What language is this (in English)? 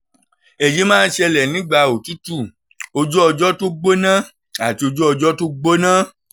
Yoruba